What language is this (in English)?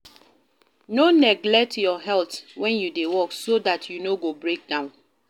Nigerian Pidgin